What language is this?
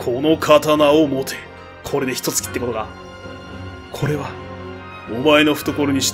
Japanese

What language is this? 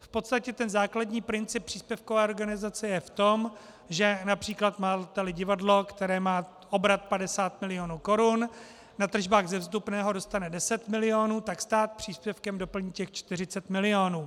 Czech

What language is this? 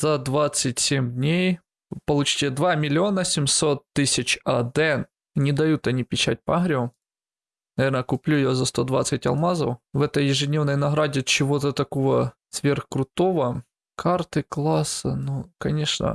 Russian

